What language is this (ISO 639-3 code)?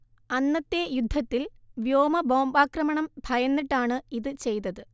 mal